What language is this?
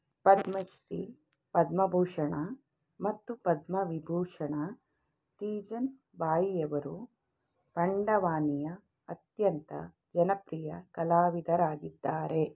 Kannada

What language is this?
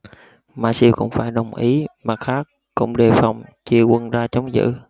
Vietnamese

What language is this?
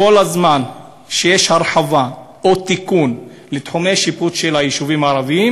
Hebrew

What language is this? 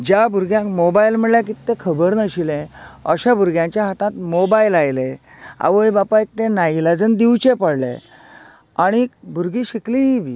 Konkani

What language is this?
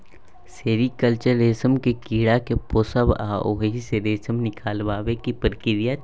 Maithili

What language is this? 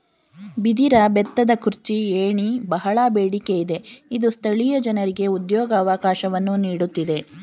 Kannada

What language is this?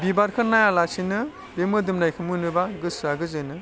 Bodo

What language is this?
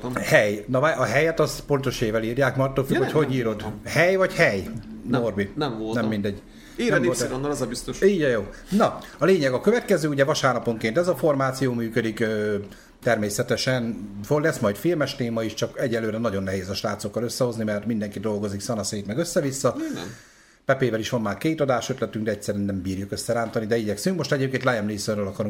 Hungarian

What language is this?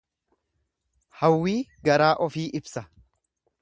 Oromo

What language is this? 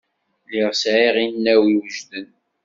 Kabyle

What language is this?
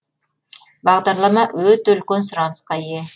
Kazakh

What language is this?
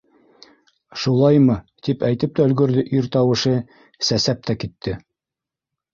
Bashkir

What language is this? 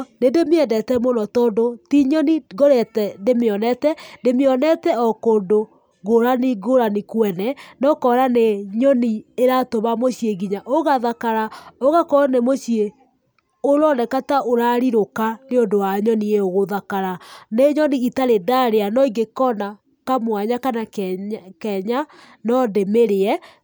Kikuyu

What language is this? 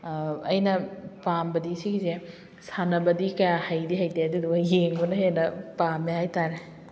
Manipuri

